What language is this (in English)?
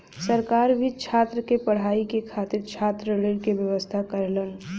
Bhojpuri